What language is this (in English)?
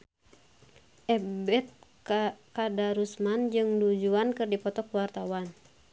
Sundanese